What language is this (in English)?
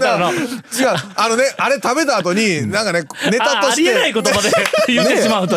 Japanese